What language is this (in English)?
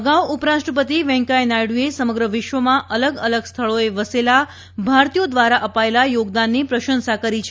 Gujarati